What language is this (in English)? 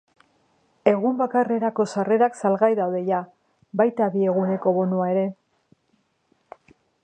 Basque